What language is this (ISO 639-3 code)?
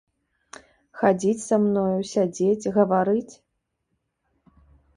bel